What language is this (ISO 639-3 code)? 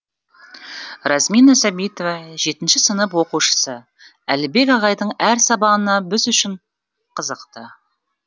kaz